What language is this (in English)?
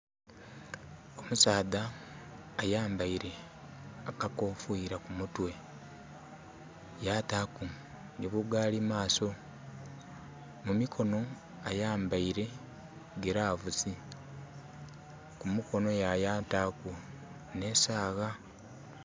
Soga